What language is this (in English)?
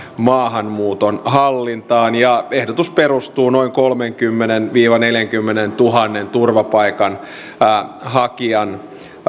Finnish